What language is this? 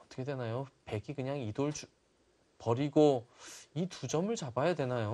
Korean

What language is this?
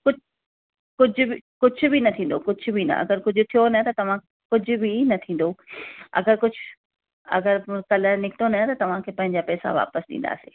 Sindhi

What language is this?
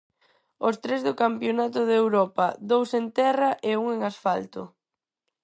Galician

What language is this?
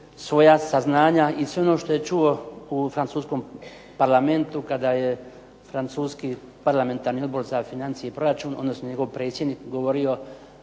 Croatian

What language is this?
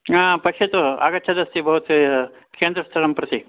Sanskrit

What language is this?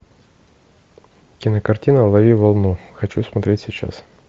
Russian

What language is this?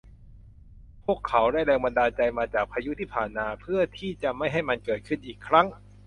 Thai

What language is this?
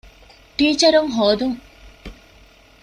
Divehi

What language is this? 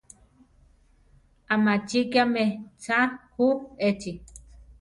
Central Tarahumara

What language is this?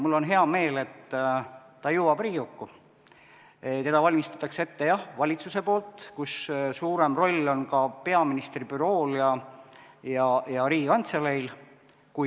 Estonian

